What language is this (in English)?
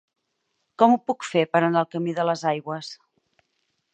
Catalan